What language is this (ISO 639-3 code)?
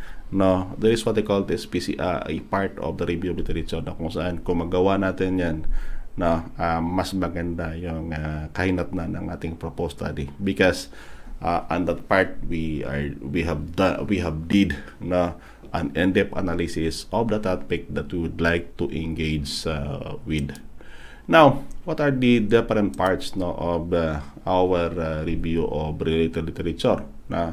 fil